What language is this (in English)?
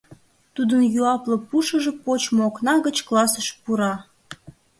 Mari